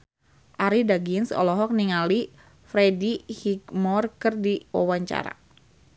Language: Sundanese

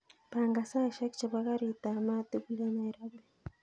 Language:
Kalenjin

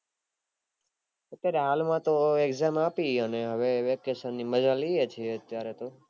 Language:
Gujarati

